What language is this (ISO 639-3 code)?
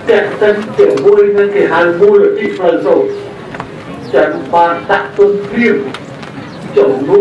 tha